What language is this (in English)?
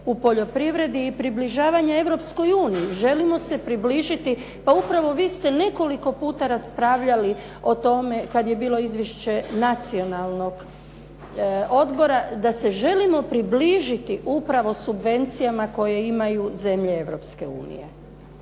Croatian